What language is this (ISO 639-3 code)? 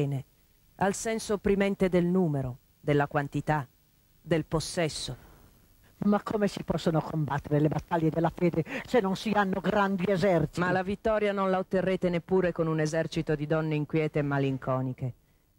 ita